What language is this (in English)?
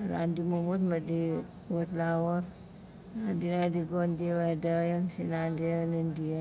Nalik